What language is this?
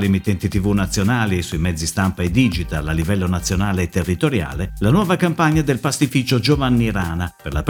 Italian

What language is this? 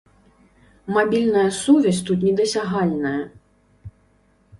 Belarusian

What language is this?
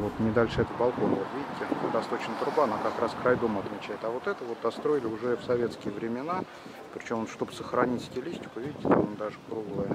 Russian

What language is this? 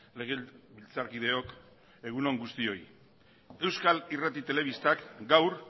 Basque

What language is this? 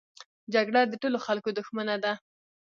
Pashto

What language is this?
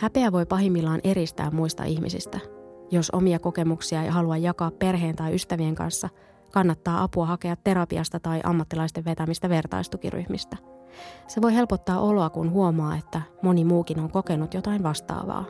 Finnish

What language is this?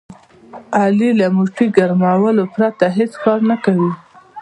Pashto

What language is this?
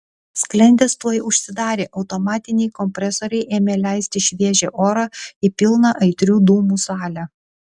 Lithuanian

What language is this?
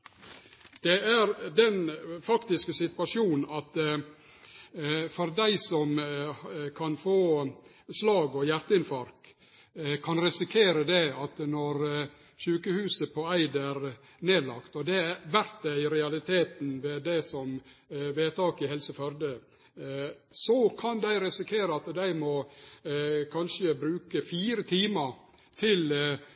Norwegian Nynorsk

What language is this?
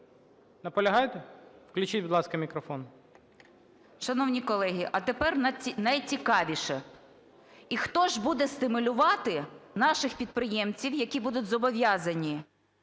Ukrainian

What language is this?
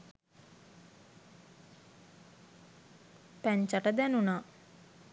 Sinhala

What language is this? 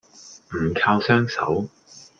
Cantonese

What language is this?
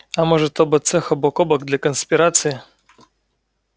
Russian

